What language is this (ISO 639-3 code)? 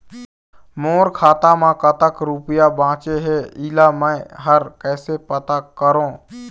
hne